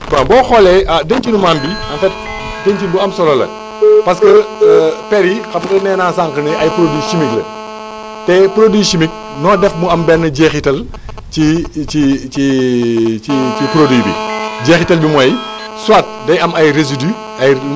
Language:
Wolof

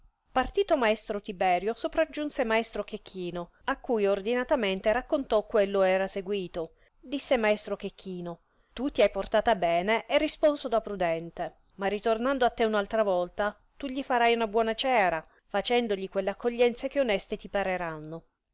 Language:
Italian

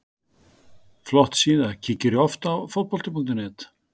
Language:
Icelandic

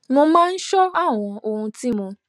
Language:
Yoruba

